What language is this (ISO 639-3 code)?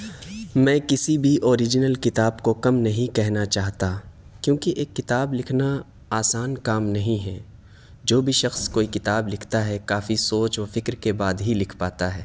urd